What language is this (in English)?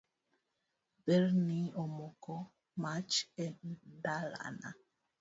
Luo (Kenya and Tanzania)